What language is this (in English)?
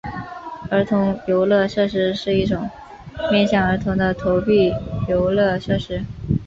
Chinese